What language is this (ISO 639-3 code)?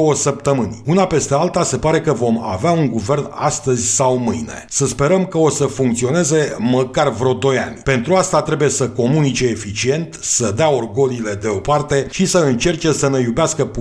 ron